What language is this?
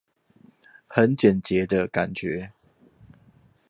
Chinese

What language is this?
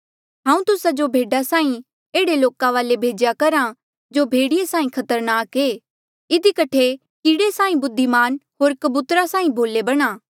Mandeali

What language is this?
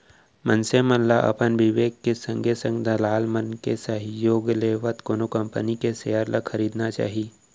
Chhattisgarhi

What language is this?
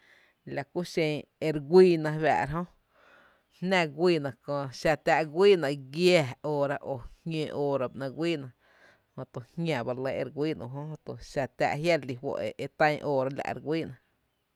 Tepinapa Chinantec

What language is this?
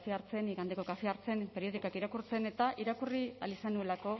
Basque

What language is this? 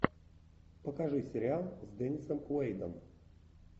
Russian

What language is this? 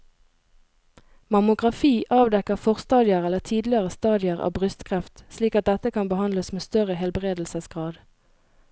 Norwegian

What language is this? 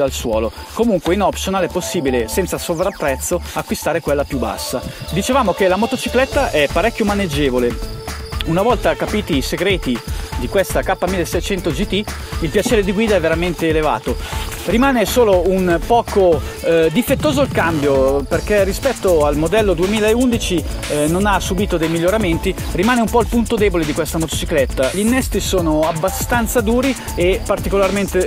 Italian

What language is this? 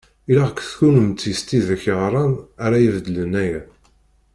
Kabyle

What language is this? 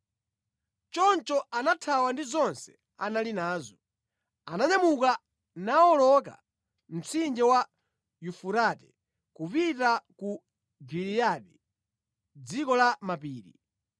Nyanja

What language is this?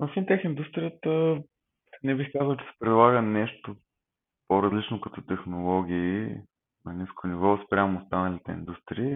Bulgarian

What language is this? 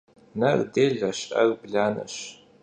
Kabardian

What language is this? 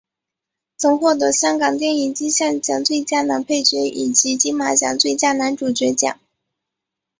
Chinese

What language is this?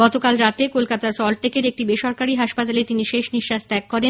Bangla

